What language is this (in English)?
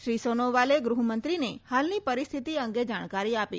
Gujarati